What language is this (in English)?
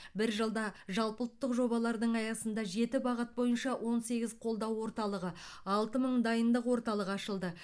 Kazakh